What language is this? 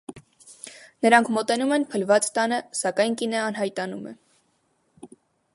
Armenian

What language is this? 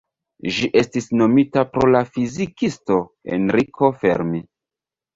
Esperanto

